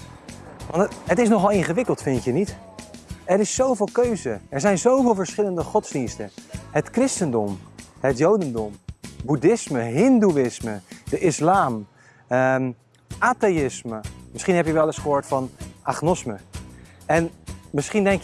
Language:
Dutch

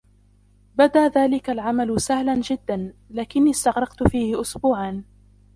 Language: Arabic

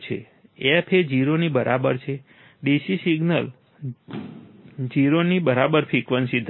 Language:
Gujarati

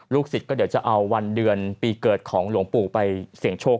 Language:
Thai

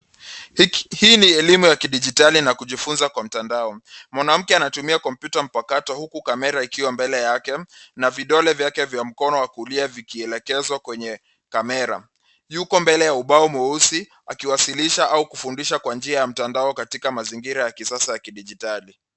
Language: Swahili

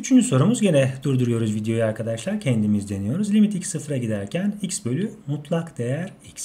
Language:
Turkish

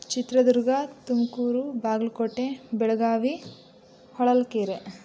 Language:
Kannada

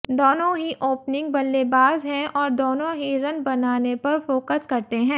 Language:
Hindi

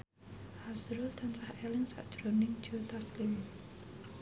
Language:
Javanese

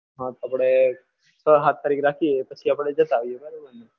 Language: Gujarati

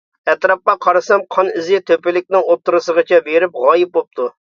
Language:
Uyghur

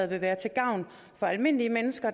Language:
Danish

